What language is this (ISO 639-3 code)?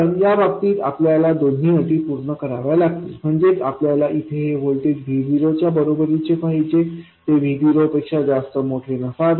mar